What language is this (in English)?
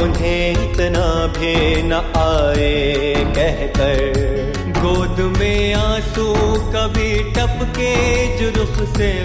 Hindi